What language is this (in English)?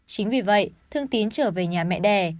Vietnamese